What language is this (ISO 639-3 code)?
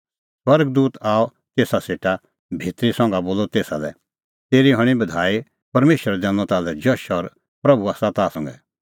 kfx